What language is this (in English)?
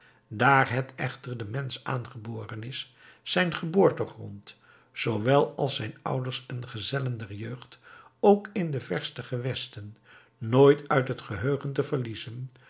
Dutch